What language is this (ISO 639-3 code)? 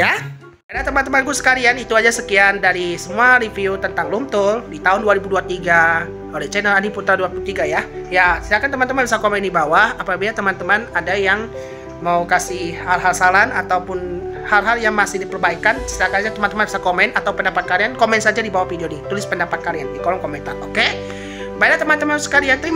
ind